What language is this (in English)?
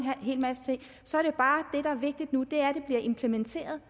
Danish